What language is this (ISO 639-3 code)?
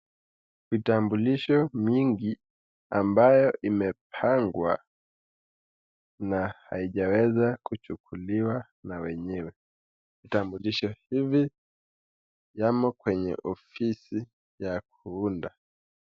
swa